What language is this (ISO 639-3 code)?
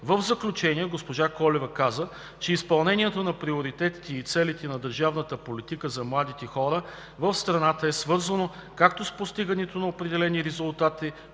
bul